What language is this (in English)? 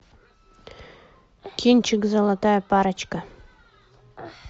Russian